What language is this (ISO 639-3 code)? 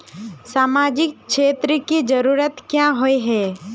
mag